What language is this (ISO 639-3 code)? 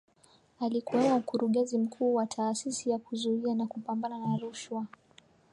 swa